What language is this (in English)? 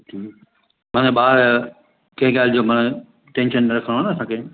Sindhi